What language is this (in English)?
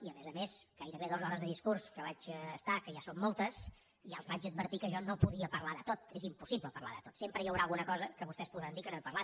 Catalan